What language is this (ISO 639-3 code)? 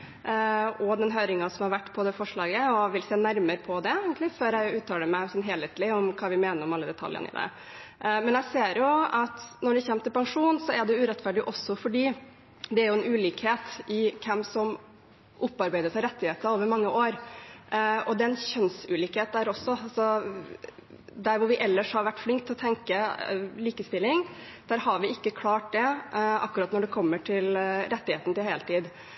nob